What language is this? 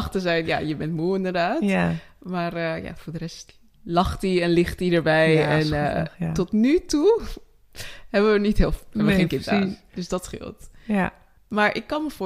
Dutch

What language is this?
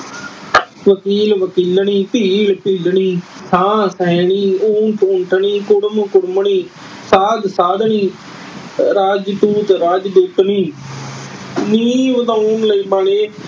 Punjabi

